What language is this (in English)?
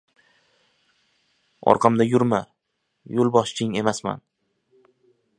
Uzbek